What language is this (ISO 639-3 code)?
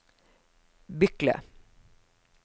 nor